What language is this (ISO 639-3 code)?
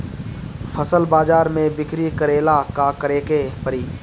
bho